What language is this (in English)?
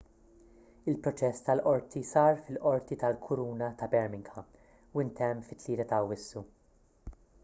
Maltese